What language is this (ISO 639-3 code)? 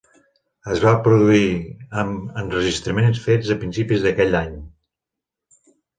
cat